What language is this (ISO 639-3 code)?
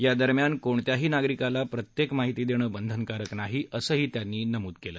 mar